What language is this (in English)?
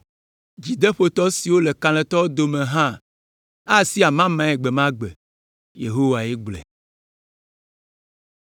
Ewe